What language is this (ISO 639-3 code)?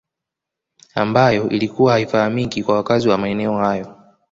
swa